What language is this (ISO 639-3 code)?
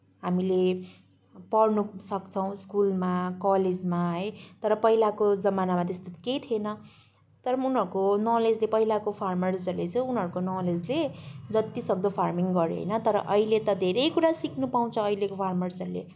nep